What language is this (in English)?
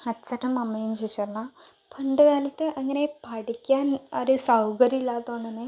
Malayalam